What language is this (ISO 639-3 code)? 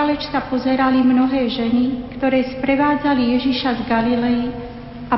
slk